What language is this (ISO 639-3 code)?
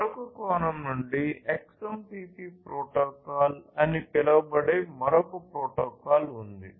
tel